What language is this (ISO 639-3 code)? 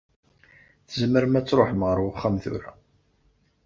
kab